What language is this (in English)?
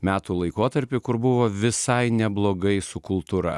Lithuanian